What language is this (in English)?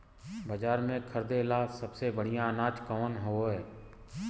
Bhojpuri